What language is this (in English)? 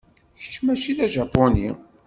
Kabyle